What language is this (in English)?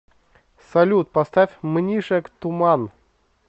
Russian